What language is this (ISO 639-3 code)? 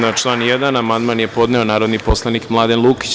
srp